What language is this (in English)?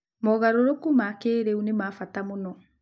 Kikuyu